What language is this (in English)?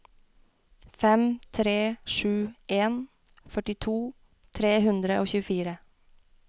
Norwegian